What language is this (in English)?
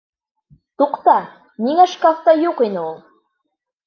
Bashkir